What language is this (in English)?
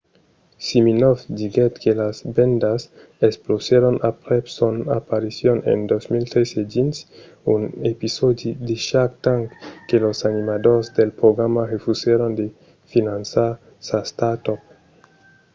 Occitan